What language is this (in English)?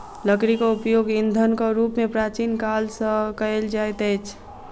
Maithili